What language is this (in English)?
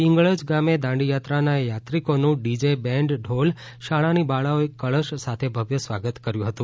Gujarati